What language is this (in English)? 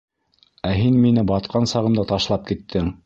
Bashkir